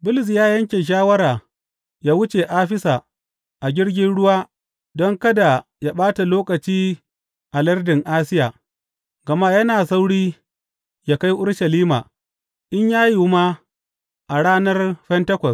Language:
Hausa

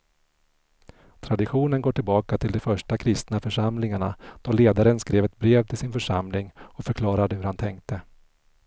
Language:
Swedish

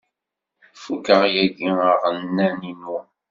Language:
Kabyle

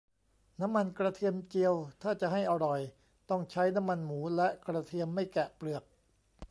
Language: Thai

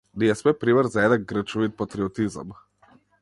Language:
Macedonian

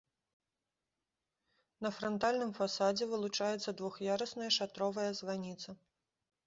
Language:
Belarusian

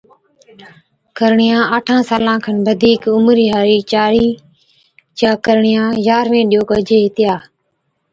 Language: Od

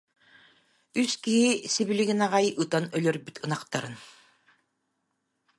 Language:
Yakut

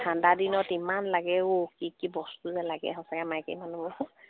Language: Assamese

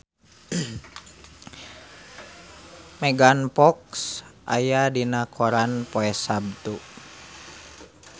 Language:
Sundanese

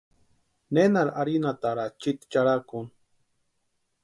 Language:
Western Highland Purepecha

